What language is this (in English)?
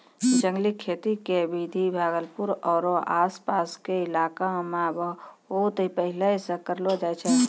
Maithili